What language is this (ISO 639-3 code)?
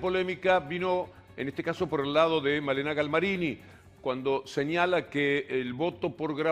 spa